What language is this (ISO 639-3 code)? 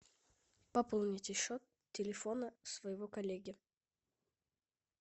rus